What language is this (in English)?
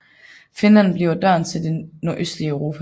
Danish